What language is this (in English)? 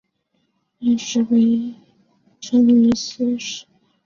Chinese